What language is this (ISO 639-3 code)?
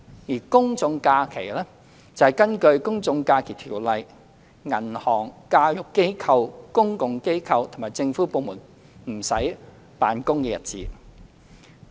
yue